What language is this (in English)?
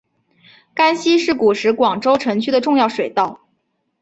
Chinese